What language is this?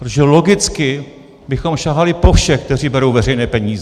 Czech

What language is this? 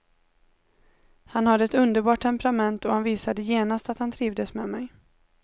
Swedish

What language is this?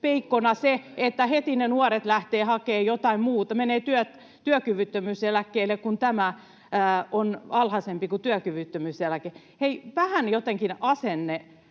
Finnish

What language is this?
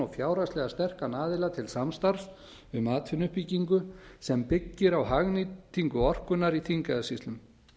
Icelandic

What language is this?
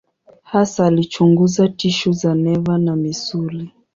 Swahili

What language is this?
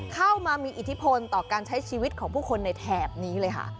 Thai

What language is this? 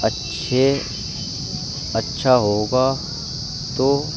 Urdu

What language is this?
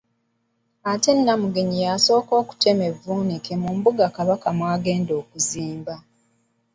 Ganda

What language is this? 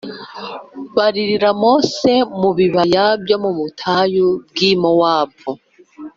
Kinyarwanda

